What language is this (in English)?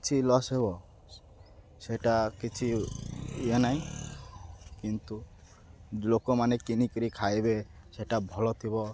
Odia